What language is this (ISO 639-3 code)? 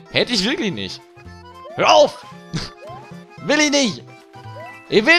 deu